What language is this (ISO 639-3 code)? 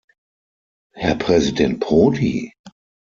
deu